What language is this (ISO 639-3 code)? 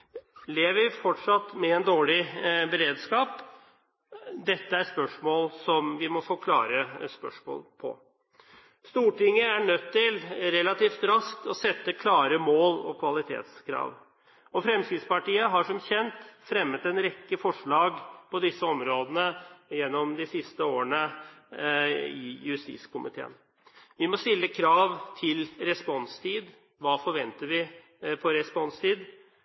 nob